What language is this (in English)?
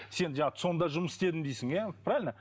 Kazakh